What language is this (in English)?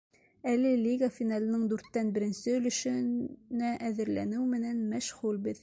Bashkir